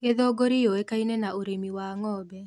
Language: Kikuyu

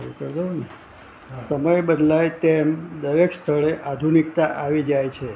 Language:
Gujarati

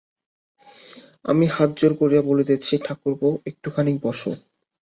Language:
Bangla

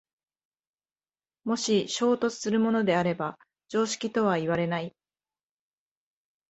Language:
Japanese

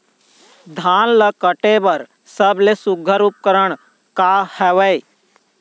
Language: Chhattisgarhi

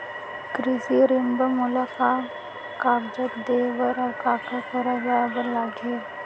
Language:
Chhattisgarhi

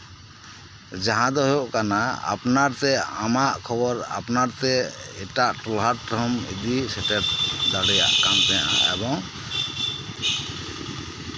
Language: Santali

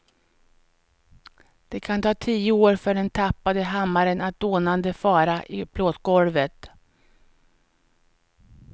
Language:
Swedish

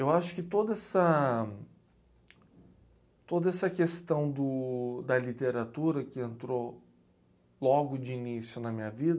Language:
Portuguese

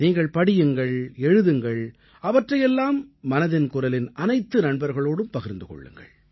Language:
Tamil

